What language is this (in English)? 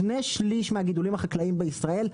Hebrew